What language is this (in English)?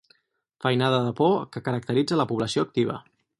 Catalan